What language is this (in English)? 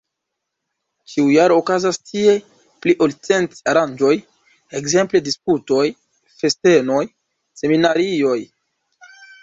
Esperanto